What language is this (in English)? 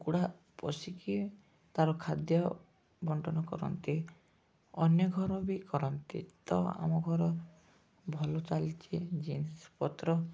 Odia